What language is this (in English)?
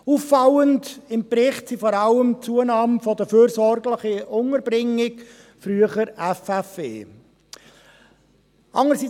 Swiss German